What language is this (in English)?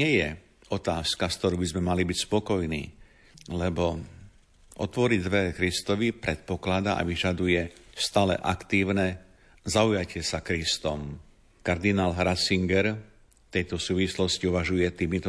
Slovak